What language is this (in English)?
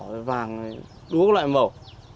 Vietnamese